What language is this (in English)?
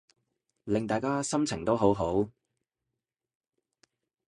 Cantonese